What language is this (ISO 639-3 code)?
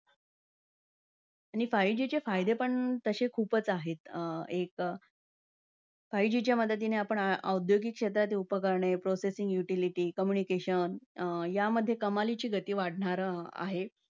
mar